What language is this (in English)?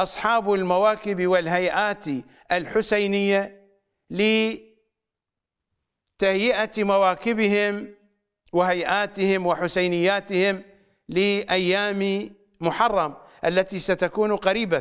Arabic